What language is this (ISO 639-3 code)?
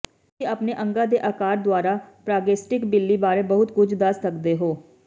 pan